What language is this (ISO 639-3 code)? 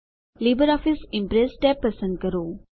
guj